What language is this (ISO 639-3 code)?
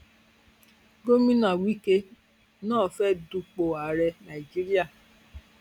yor